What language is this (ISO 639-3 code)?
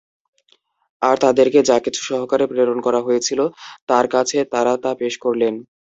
ben